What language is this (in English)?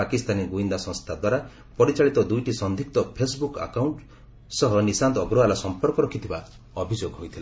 Odia